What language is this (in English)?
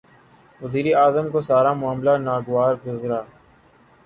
Urdu